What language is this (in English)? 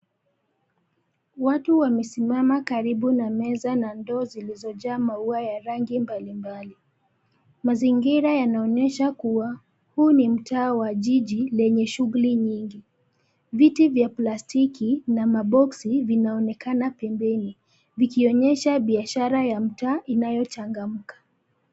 Swahili